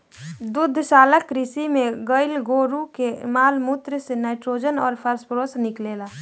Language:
Bhojpuri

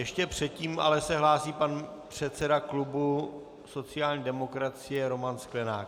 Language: Czech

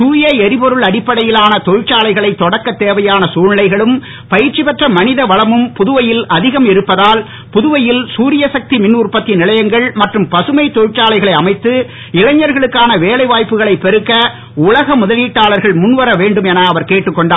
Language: Tamil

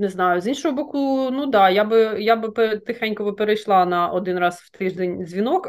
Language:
Ukrainian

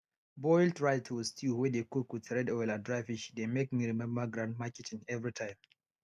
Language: Nigerian Pidgin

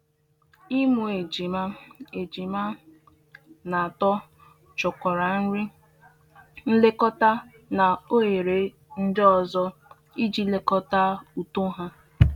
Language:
Igbo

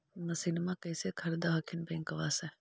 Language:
Magahi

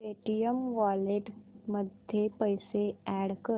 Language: Marathi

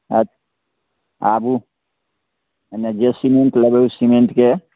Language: Maithili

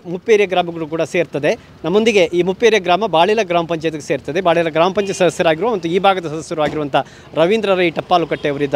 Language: Kannada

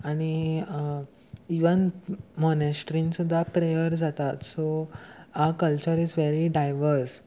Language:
Konkani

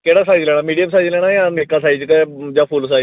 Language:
Dogri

